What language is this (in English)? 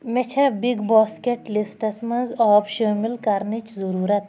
Kashmiri